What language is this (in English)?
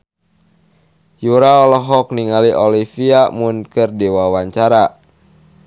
Sundanese